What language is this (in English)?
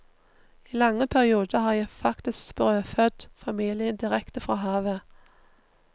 Norwegian